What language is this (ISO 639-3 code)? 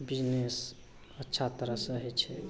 mai